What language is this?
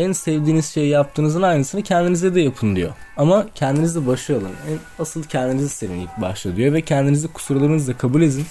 Turkish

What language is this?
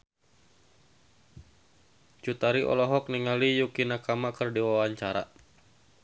Sundanese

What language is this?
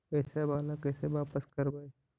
Magahi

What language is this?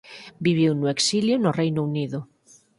Galician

